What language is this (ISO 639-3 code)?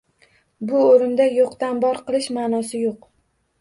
uzb